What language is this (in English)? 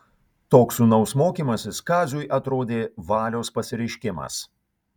Lithuanian